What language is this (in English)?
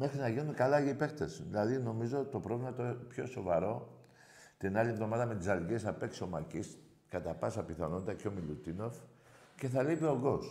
Greek